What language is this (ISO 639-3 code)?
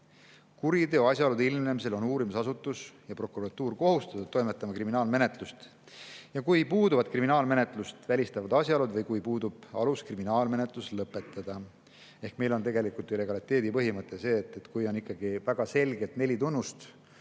est